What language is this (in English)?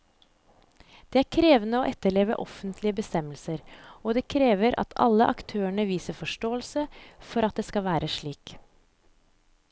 Norwegian